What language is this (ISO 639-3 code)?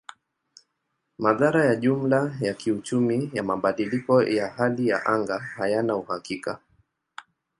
swa